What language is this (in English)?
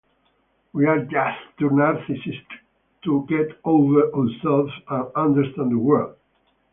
English